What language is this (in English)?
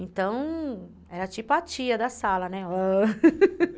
Portuguese